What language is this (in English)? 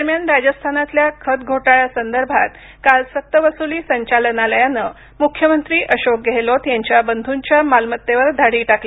Marathi